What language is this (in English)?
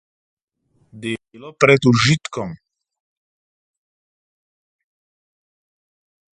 Slovenian